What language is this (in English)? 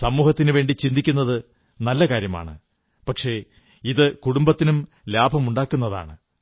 Malayalam